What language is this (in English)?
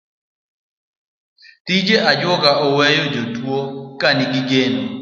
Luo (Kenya and Tanzania)